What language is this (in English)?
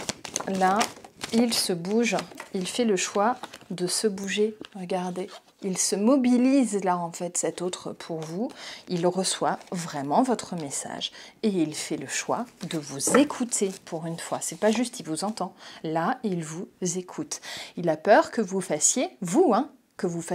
French